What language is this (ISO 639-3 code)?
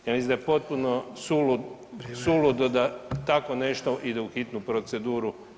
hrv